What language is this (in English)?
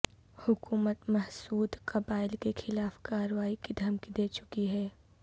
Urdu